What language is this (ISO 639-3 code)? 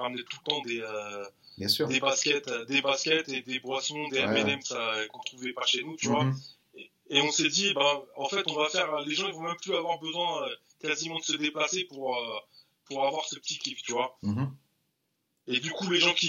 fra